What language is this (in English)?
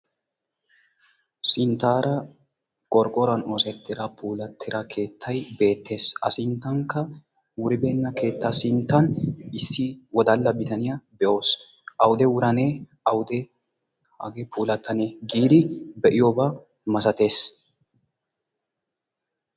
Wolaytta